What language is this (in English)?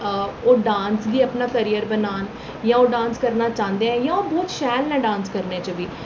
Dogri